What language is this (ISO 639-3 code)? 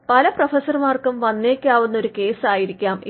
mal